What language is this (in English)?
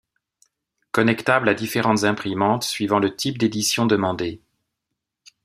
French